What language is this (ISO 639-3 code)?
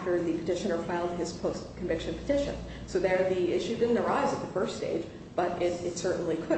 eng